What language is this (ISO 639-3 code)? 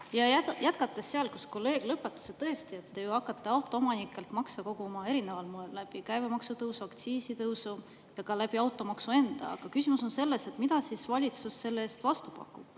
est